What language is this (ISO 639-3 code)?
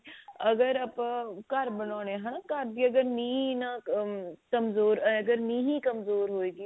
pan